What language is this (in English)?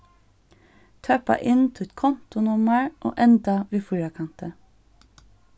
Faroese